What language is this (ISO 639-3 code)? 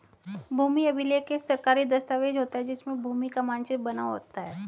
hin